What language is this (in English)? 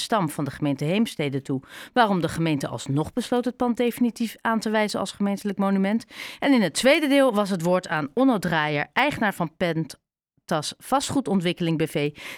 Dutch